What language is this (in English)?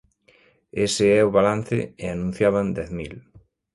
Galician